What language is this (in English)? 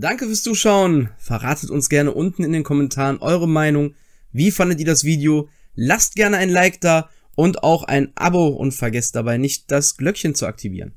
German